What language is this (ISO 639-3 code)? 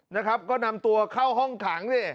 tha